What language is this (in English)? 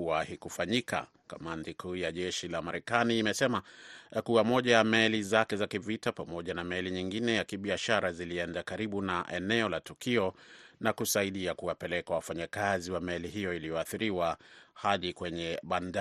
Swahili